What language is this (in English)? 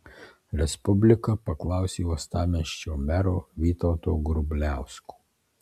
Lithuanian